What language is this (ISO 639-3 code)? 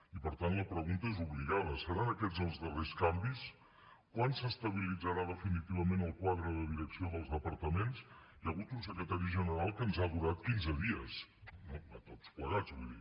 cat